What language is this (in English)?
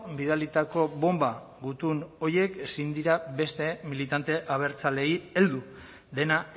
Basque